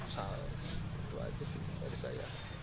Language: Indonesian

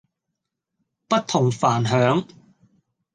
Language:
Cantonese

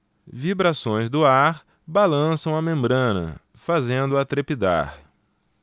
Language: Portuguese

